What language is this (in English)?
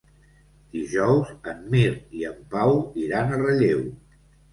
Catalan